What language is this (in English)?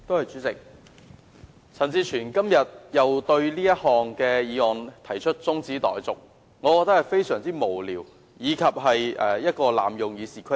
Cantonese